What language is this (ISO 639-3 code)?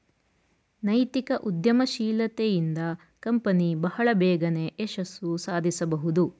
kan